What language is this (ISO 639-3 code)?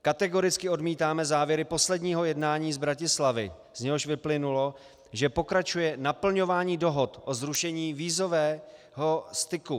ces